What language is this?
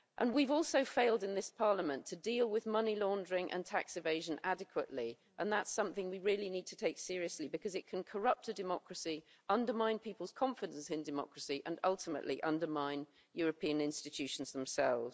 English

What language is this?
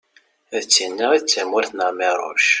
Kabyle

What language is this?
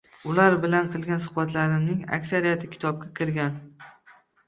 Uzbek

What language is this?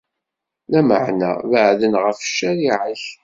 Kabyle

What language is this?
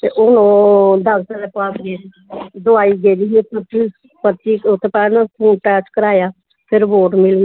Dogri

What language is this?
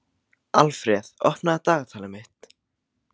Icelandic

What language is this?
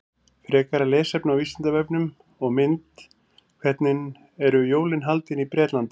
Icelandic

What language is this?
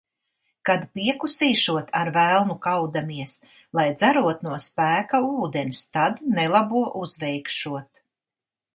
Latvian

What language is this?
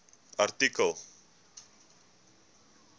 Afrikaans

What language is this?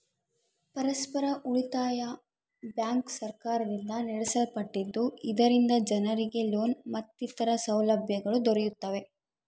Kannada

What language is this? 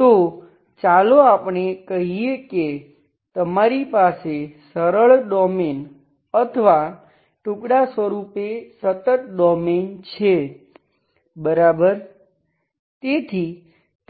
Gujarati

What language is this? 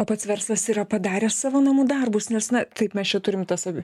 Lithuanian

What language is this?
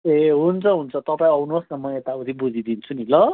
Nepali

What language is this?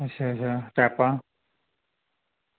Dogri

